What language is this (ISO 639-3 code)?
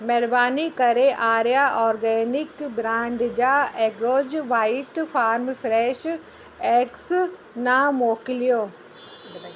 snd